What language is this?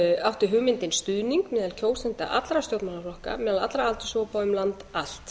Icelandic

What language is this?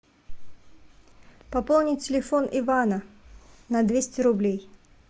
Russian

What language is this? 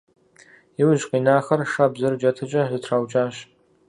Kabardian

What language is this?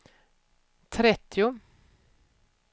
Swedish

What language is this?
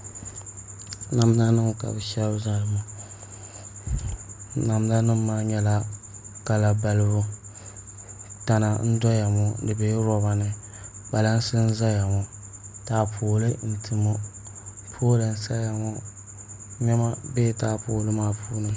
Dagbani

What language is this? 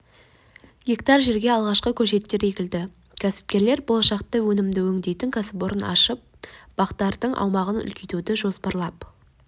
Kazakh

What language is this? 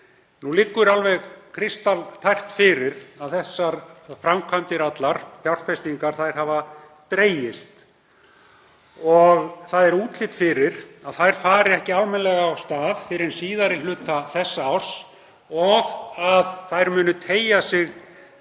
Icelandic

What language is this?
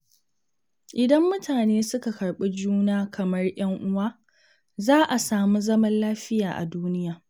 Hausa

